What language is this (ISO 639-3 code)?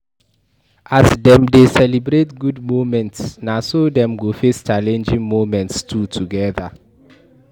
pcm